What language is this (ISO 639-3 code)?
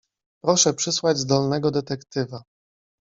pol